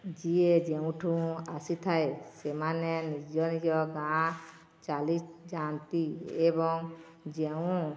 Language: Odia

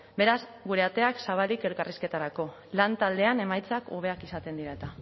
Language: Basque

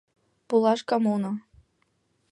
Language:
Mari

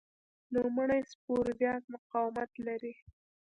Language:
Pashto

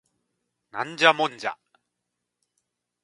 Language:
Japanese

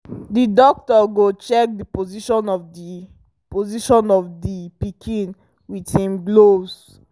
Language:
Nigerian Pidgin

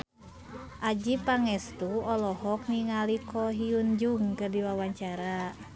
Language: Sundanese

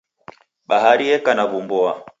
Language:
Taita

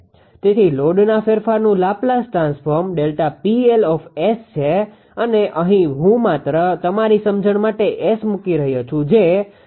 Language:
Gujarati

